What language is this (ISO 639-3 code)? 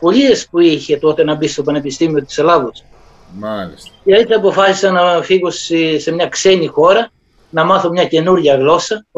ell